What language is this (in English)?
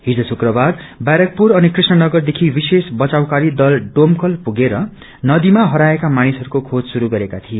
Nepali